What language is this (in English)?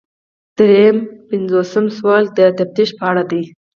Pashto